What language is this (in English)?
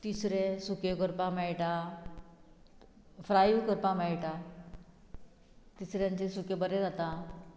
Konkani